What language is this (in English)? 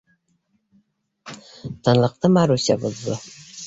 Bashkir